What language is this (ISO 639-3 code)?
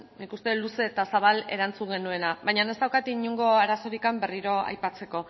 eus